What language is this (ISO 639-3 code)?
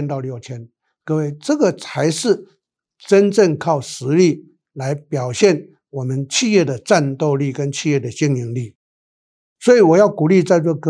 zho